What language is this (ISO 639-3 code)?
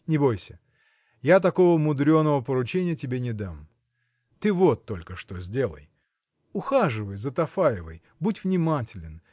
rus